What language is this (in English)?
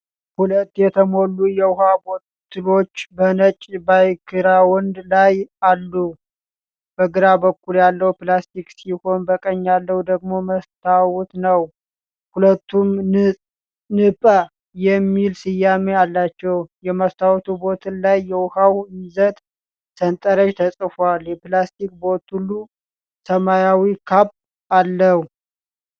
Amharic